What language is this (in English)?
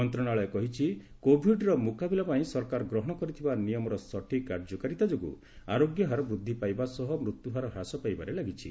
Odia